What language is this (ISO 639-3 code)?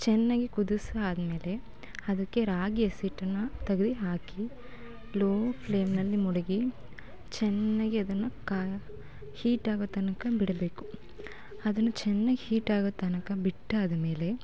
kan